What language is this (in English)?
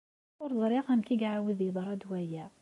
Kabyle